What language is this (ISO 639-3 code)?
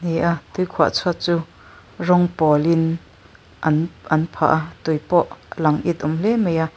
lus